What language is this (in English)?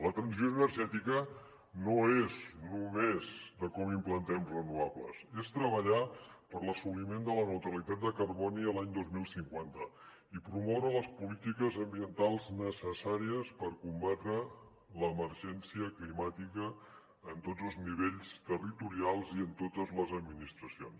Catalan